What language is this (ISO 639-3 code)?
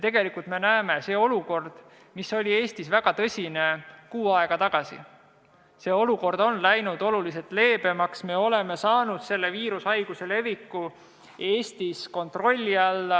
est